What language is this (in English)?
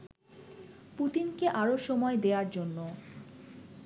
Bangla